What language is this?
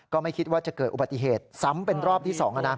Thai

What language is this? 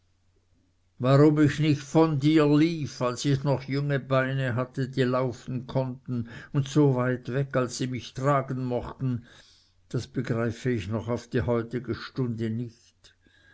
German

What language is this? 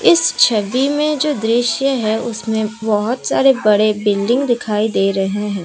Hindi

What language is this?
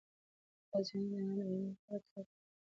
Pashto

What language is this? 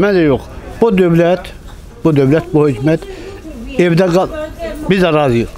Turkish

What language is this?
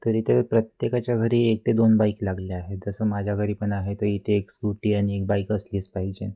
Marathi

